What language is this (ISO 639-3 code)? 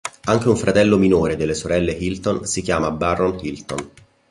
ita